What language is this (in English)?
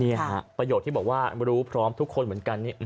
Thai